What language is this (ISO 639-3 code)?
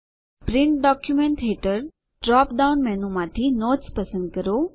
guj